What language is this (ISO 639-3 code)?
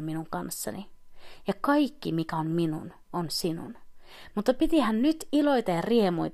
fin